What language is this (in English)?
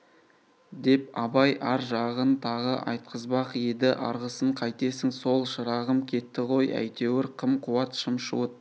Kazakh